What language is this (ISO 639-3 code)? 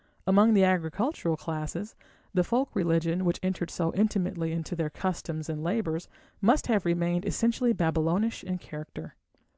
eng